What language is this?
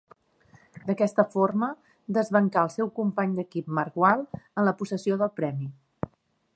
Catalan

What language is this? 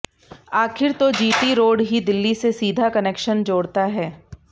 Hindi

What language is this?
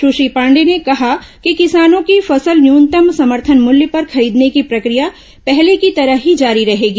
Hindi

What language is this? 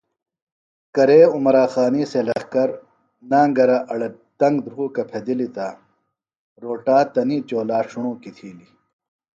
Phalura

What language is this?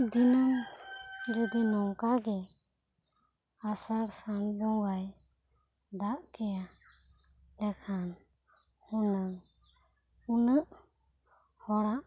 Santali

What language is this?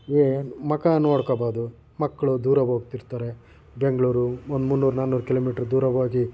Kannada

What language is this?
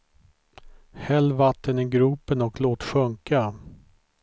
Swedish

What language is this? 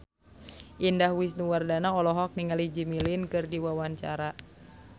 Sundanese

